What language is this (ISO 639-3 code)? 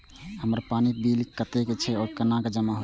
mai